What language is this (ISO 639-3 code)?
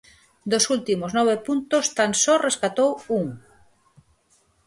glg